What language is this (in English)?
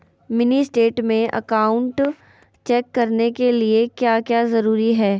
Magahi